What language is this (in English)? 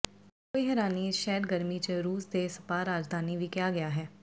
Punjabi